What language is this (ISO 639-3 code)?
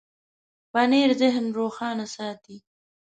pus